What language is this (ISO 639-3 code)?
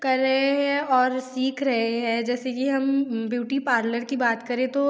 hin